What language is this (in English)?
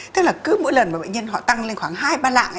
Vietnamese